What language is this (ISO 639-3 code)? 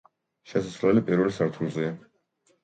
kat